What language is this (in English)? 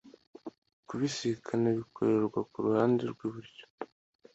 Kinyarwanda